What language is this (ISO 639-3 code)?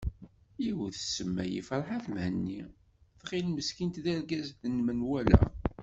kab